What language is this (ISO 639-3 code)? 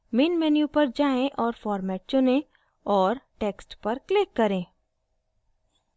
hin